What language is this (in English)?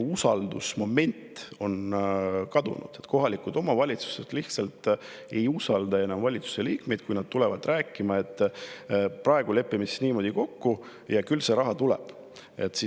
Estonian